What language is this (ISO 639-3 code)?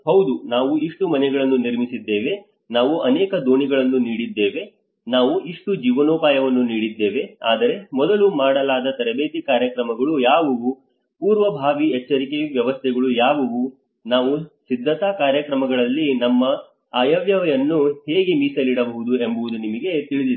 kan